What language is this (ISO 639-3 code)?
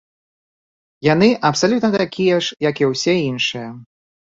bel